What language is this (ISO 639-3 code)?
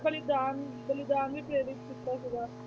pan